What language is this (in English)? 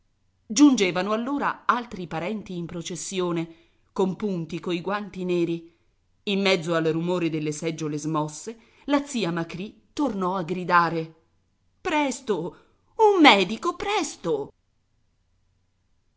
Italian